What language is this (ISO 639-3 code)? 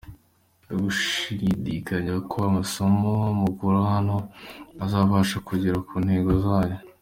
kin